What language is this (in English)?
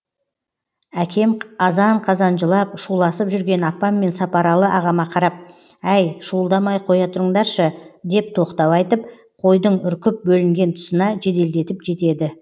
Kazakh